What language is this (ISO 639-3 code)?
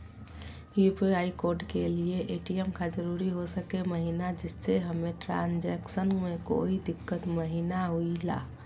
mag